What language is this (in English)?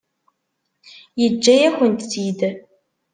Kabyle